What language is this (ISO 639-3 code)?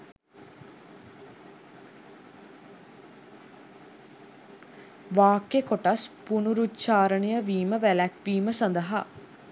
sin